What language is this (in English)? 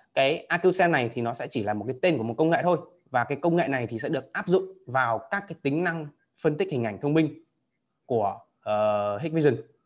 Vietnamese